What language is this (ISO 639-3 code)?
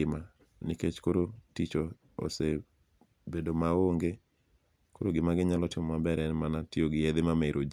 luo